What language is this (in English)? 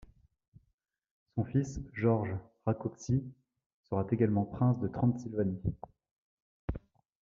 French